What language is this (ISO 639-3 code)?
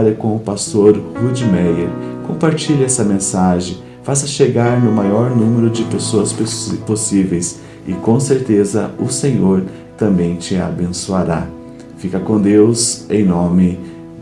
por